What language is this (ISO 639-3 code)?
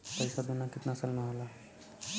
bho